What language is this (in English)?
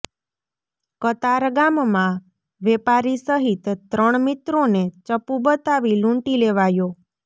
Gujarati